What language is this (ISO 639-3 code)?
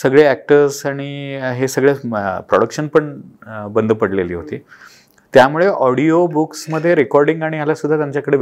mar